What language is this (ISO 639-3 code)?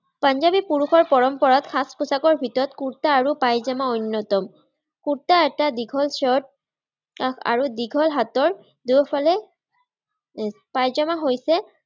asm